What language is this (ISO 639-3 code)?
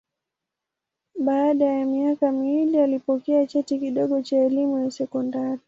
swa